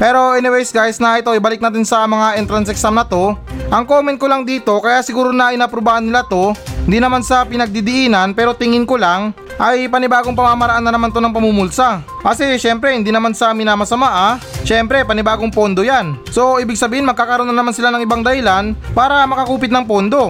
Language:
Filipino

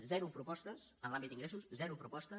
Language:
Catalan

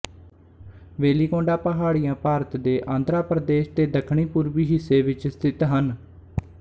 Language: Punjabi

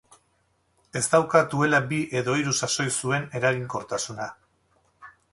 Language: Basque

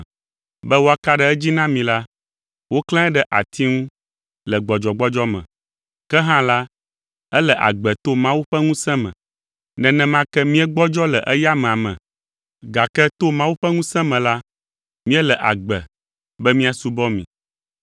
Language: Ewe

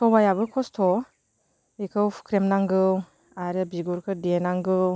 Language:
Bodo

